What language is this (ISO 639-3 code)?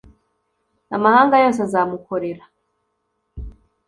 kin